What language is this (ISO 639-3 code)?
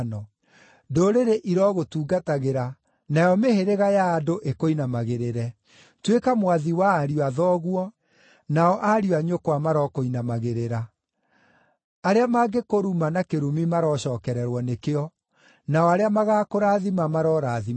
kik